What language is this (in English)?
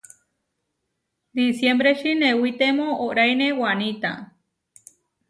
Huarijio